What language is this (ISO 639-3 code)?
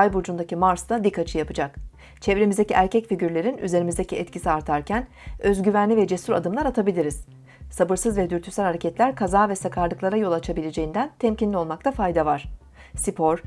tur